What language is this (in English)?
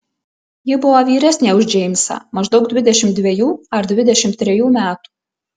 Lithuanian